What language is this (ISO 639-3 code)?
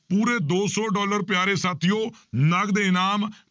pan